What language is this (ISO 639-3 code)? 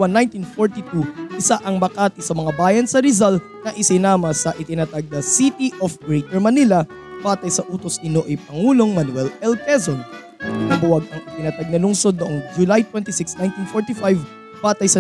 fil